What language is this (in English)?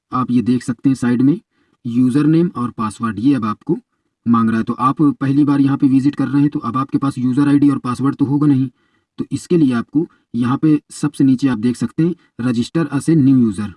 Hindi